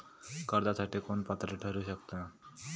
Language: Marathi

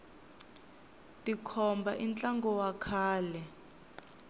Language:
Tsonga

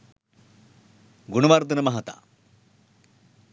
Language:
Sinhala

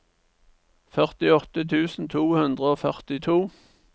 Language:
Norwegian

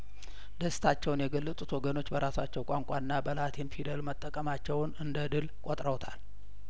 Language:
Amharic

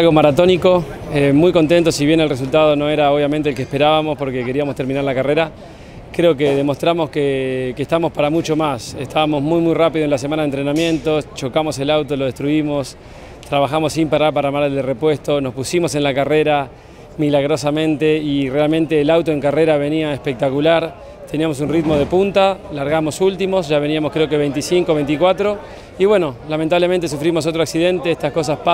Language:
Spanish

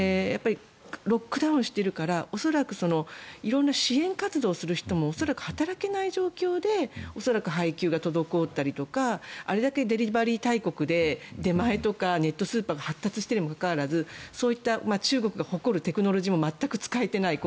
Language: Japanese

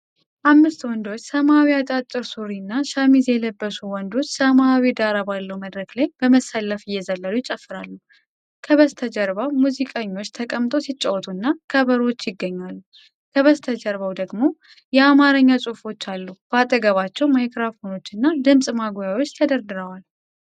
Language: Amharic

